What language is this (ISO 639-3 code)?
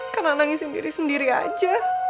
ind